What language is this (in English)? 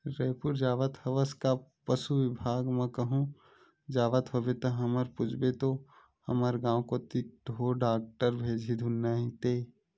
Chhattisgarhi